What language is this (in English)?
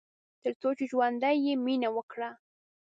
Pashto